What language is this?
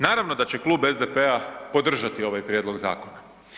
Croatian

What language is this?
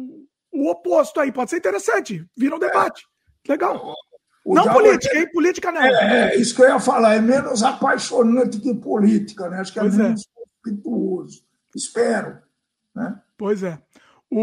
Portuguese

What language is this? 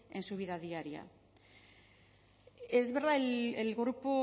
Spanish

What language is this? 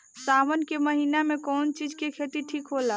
Bhojpuri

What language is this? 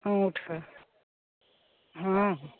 Maithili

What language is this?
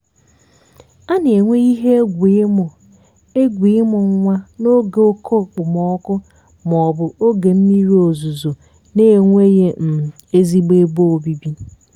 Igbo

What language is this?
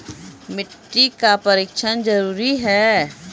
Maithili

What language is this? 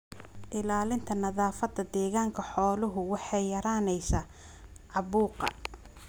Somali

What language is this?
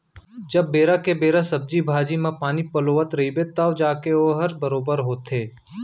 Chhattisgarhi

